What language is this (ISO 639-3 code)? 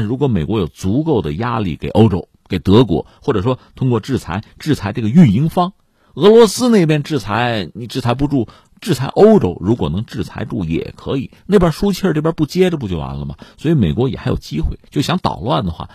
zho